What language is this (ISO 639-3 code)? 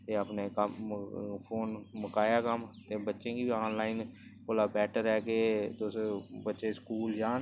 doi